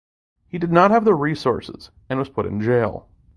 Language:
English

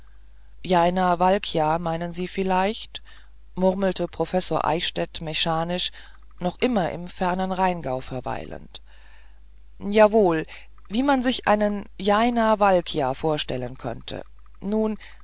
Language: German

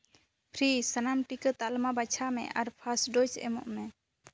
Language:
Santali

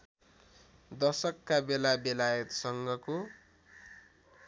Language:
Nepali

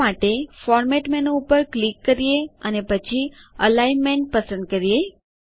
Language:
Gujarati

